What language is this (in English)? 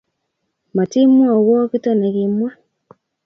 Kalenjin